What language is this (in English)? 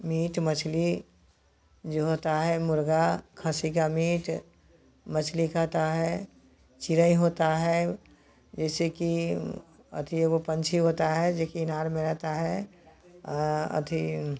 Hindi